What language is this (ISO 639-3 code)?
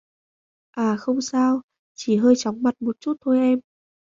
vie